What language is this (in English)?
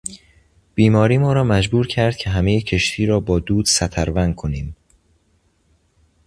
Persian